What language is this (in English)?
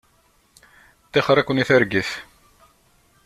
Kabyle